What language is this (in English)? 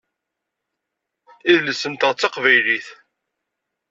Kabyle